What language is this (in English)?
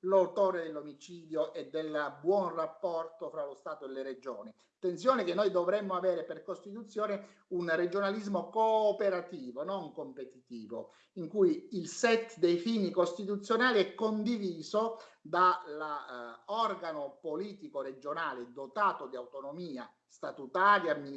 Italian